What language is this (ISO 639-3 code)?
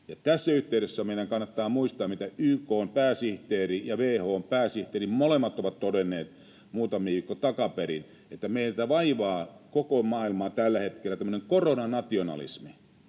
fin